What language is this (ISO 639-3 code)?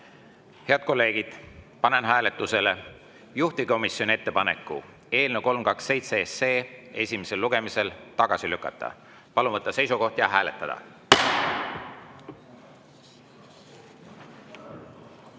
est